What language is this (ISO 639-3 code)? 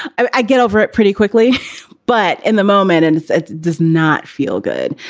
eng